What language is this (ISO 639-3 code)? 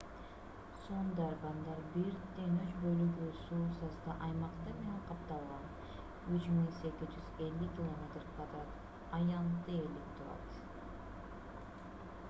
kir